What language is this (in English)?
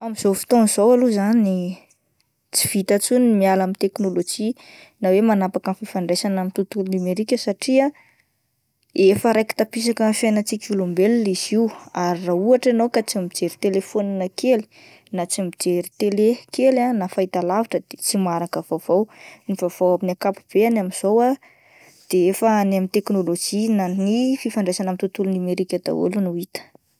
Malagasy